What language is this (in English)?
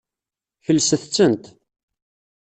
Kabyle